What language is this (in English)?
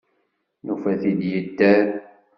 Kabyle